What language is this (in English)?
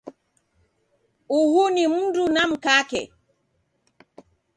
Taita